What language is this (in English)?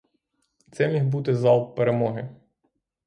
Ukrainian